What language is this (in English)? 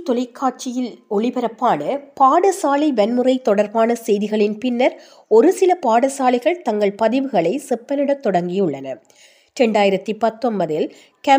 Tamil